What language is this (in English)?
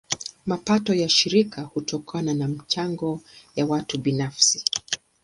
Swahili